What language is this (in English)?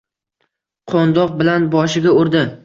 Uzbek